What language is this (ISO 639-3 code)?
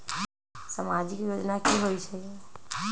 mag